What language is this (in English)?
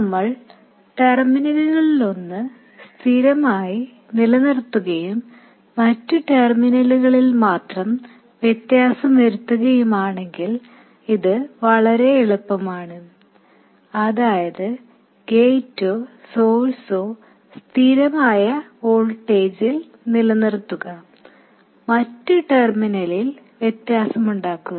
Malayalam